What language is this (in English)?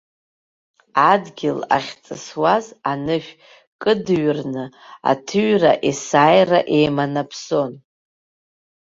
Abkhazian